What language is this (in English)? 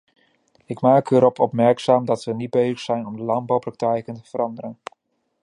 Dutch